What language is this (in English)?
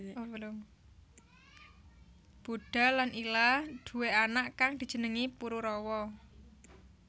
Javanese